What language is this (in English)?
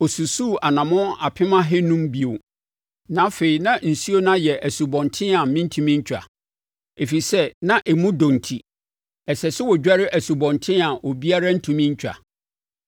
Akan